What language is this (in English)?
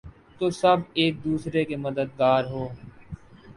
Urdu